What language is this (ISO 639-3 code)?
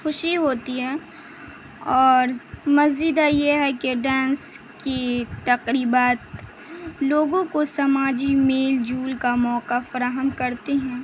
urd